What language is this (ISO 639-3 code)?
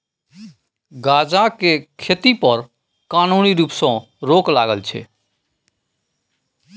mai